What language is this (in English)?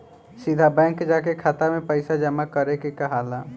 Bhojpuri